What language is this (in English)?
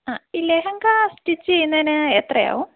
Malayalam